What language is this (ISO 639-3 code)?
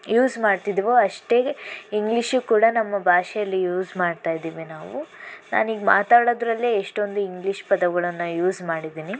kan